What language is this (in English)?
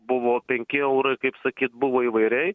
Lithuanian